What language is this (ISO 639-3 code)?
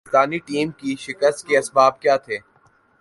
urd